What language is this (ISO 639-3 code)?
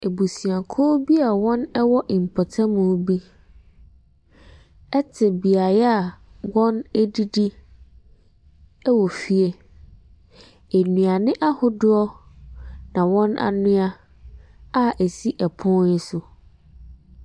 aka